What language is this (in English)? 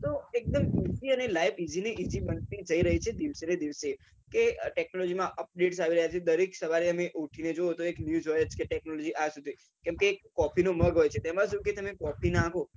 Gujarati